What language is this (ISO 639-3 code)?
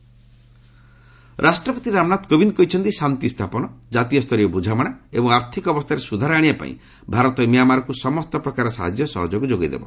ori